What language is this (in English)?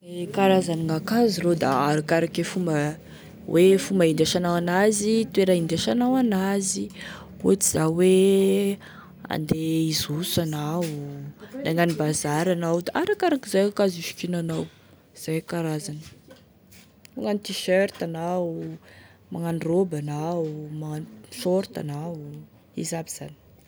Tesaka Malagasy